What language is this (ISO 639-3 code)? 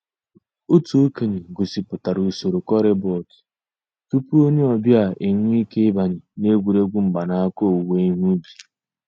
ibo